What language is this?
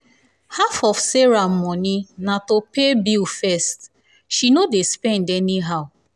Nigerian Pidgin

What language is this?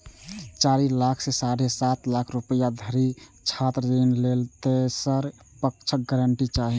Maithili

